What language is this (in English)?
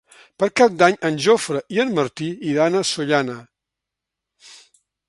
Catalan